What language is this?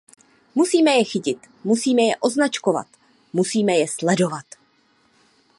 Czech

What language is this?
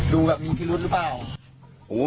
Thai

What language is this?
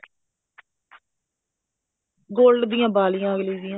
Punjabi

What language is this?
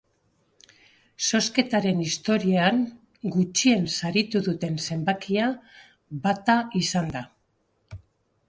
Basque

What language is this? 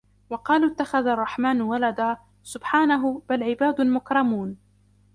Arabic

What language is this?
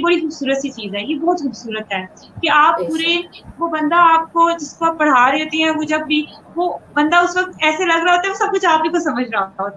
Urdu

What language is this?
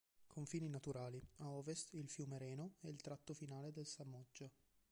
Italian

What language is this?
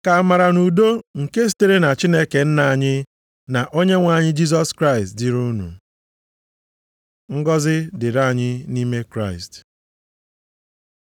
Igbo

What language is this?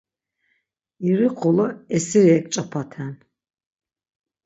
Laz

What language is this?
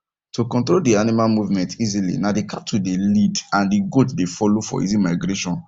Nigerian Pidgin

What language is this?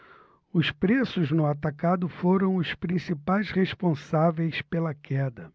Portuguese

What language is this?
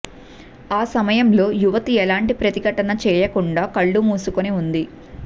Telugu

